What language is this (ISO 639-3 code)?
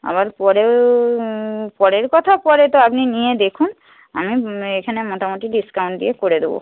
ben